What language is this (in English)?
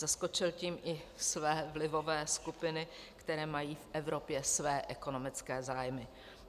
Czech